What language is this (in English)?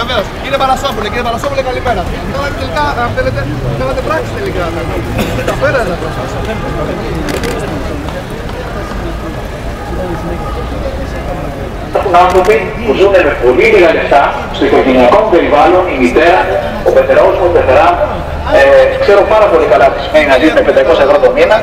Greek